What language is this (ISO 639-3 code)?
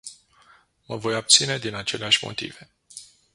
ron